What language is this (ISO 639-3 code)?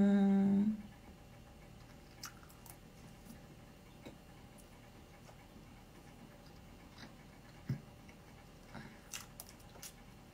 kor